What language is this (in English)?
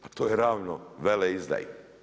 Croatian